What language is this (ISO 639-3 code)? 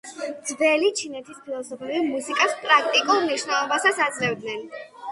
kat